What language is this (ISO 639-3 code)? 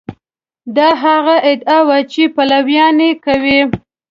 pus